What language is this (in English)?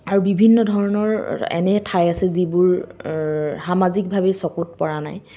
Assamese